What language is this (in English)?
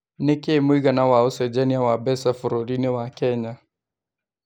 Kikuyu